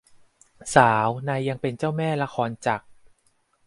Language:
Thai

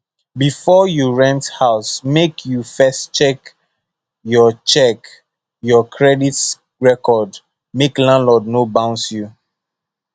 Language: Nigerian Pidgin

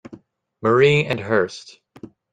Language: English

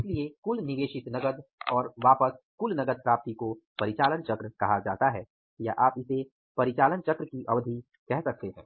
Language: Hindi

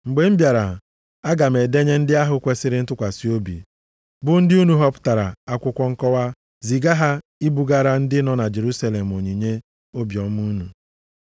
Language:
Igbo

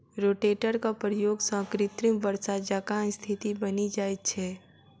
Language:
Maithili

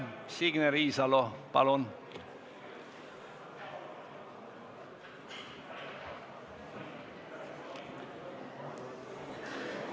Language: Estonian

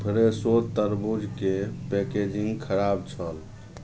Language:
Maithili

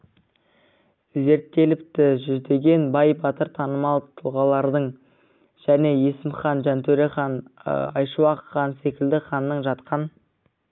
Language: Kazakh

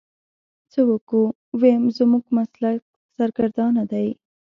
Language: Pashto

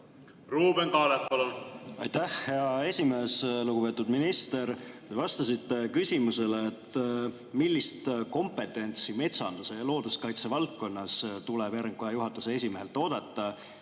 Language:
Estonian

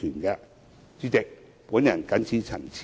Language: Cantonese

